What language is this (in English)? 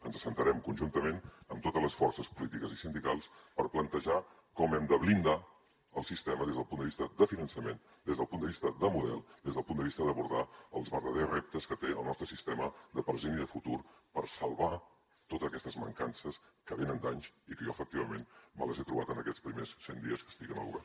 Catalan